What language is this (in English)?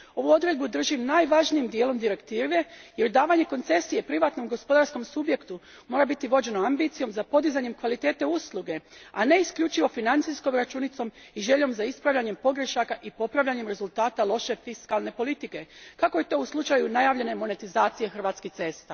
Croatian